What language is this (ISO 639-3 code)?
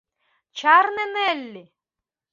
chm